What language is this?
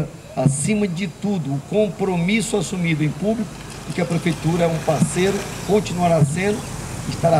Portuguese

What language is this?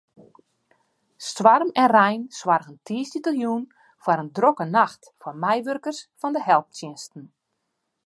Western Frisian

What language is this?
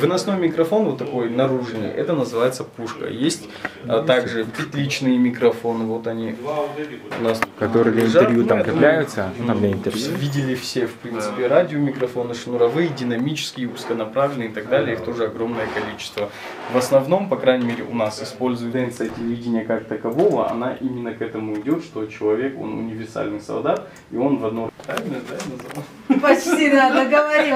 Russian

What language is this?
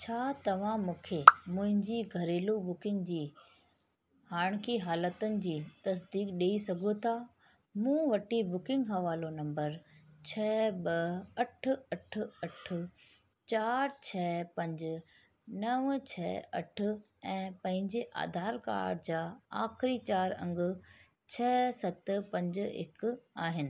Sindhi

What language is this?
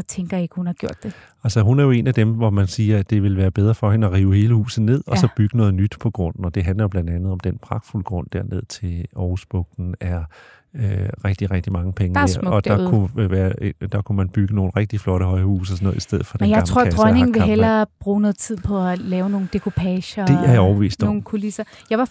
Danish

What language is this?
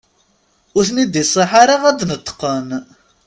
Kabyle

